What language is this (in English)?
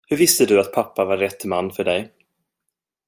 Swedish